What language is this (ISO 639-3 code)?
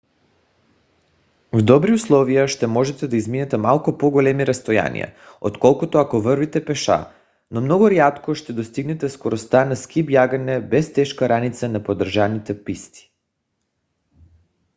bul